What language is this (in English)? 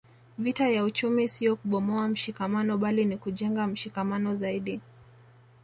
Swahili